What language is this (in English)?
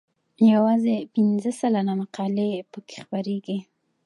Pashto